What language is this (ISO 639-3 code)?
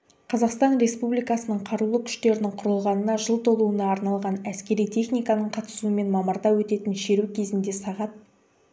kaz